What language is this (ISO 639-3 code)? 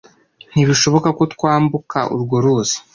kin